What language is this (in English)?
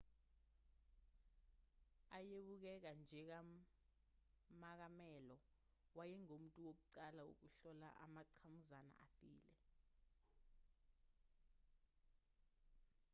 Zulu